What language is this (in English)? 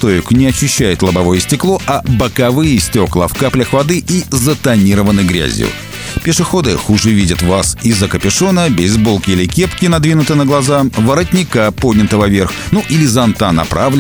Russian